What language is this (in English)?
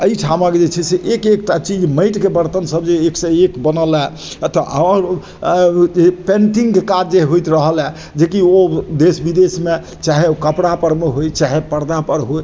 Maithili